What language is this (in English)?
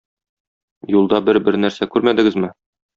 Tatar